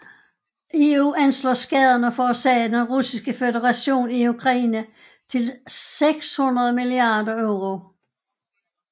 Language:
Danish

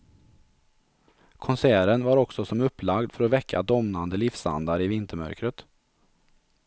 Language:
Swedish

